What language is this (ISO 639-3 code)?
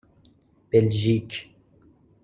fas